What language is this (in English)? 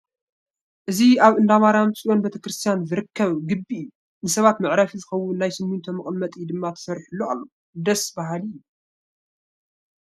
Tigrinya